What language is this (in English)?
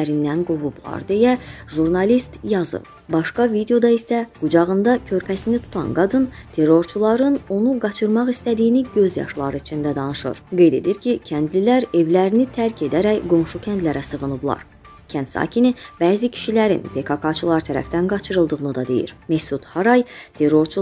Turkish